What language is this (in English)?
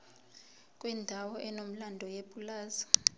Zulu